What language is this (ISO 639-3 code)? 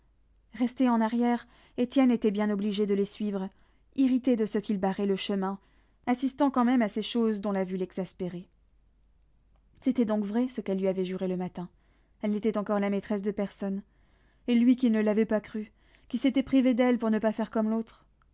fra